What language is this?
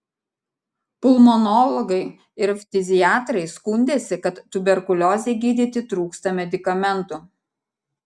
Lithuanian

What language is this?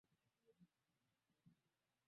Swahili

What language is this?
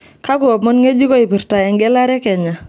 Masai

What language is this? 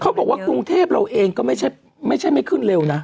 Thai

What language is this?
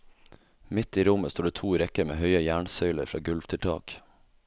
Norwegian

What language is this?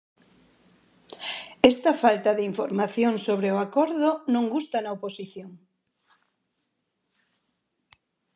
Galician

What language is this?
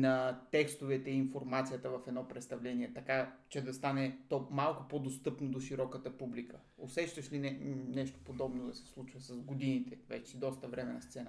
Bulgarian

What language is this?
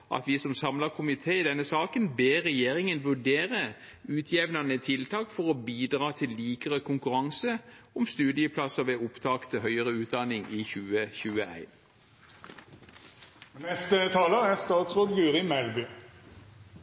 Norwegian Bokmål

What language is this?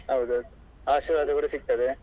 Kannada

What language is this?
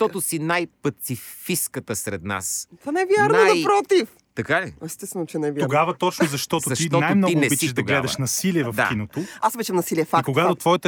Bulgarian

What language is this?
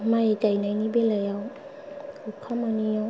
Bodo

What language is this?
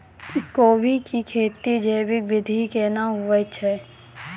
Maithili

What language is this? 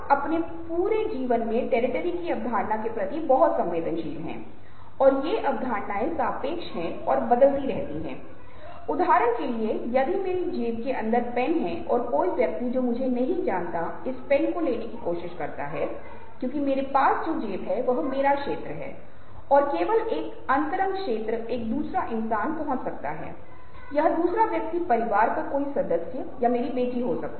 Hindi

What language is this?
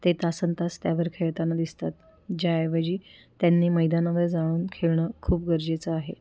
Marathi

